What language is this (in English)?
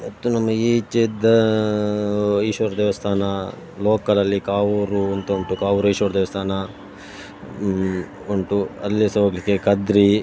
Kannada